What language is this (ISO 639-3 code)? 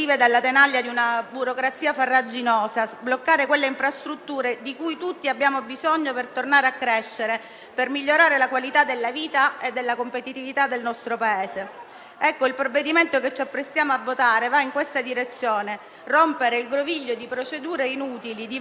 ita